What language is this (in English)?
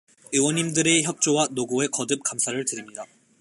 Korean